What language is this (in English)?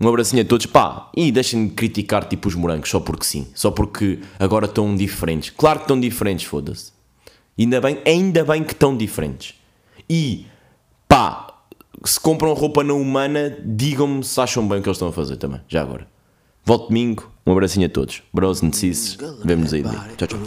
Portuguese